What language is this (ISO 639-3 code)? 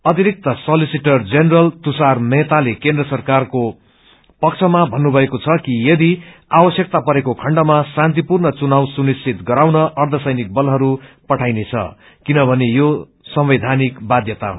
nep